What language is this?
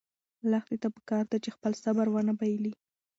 Pashto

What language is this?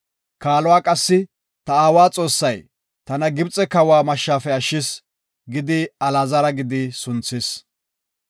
Gofa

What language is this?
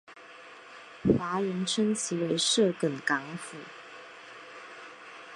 Chinese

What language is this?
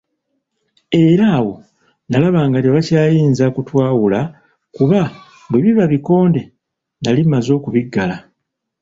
Ganda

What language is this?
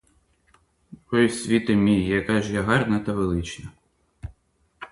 Ukrainian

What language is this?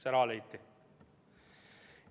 Estonian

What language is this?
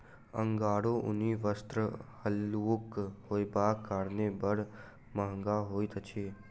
Maithili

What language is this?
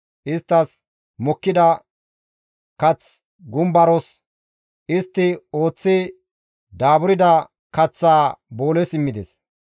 Gamo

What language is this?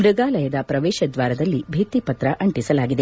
Kannada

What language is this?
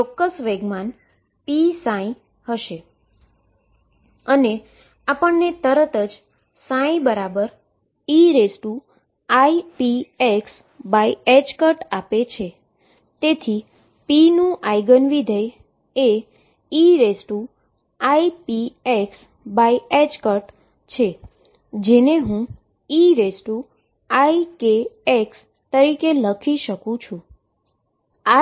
Gujarati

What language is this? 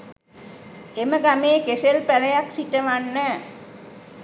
Sinhala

